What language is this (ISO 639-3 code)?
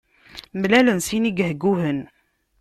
kab